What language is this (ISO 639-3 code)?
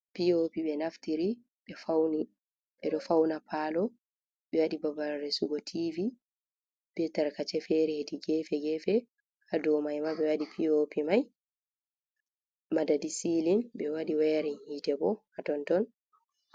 ful